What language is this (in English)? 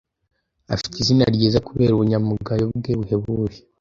Kinyarwanda